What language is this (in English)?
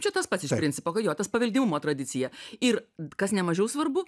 Lithuanian